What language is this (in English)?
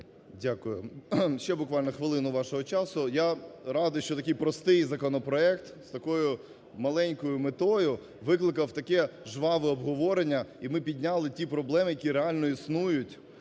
Ukrainian